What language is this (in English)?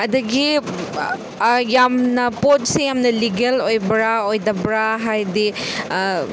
Manipuri